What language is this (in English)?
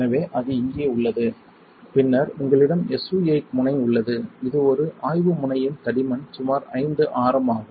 Tamil